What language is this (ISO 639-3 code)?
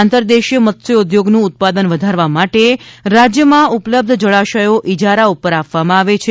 guj